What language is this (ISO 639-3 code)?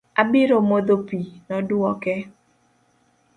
luo